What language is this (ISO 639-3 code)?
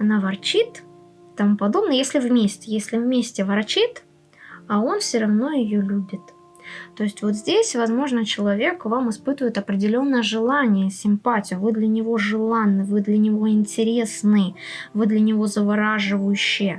rus